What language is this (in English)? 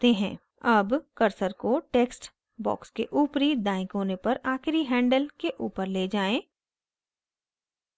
Hindi